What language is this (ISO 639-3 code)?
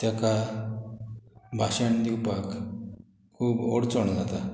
kok